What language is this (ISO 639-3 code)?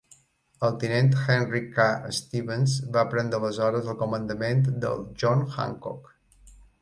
cat